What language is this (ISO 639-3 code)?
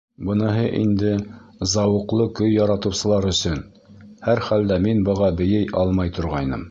bak